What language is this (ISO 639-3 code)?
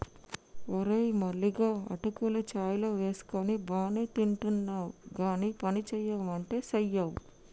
tel